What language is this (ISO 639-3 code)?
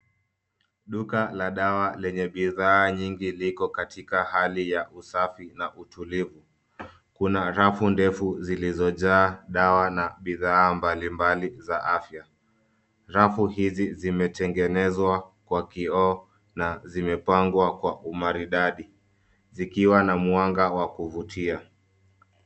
swa